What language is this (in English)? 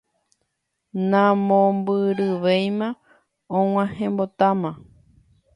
Guarani